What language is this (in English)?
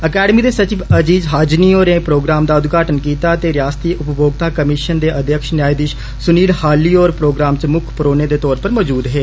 Dogri